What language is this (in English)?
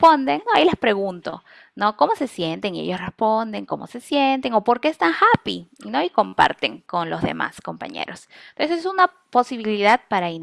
Spanish